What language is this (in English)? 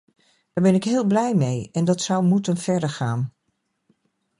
Dutch